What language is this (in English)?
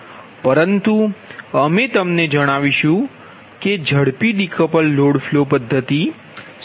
Gujarati